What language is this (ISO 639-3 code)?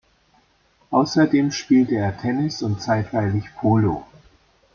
deu